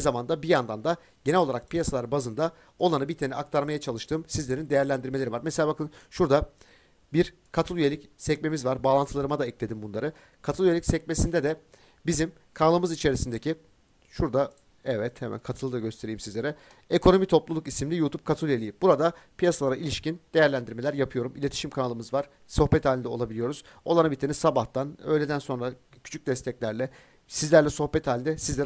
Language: Turkish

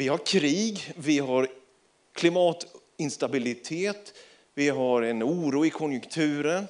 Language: Swedish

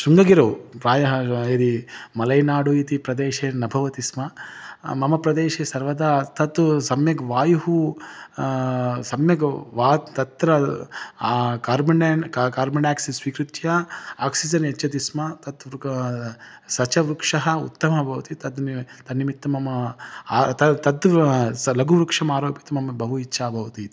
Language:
Sanskrit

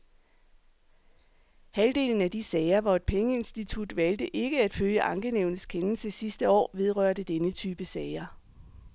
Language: Danish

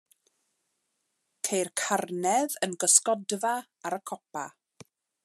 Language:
Welsh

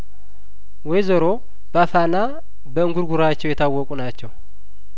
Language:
Amharic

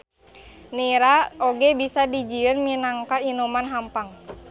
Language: Sundanese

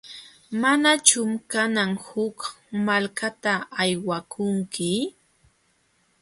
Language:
Jauja Wanca Quechua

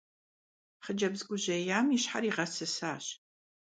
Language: Kabardian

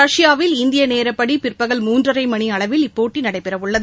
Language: Tamil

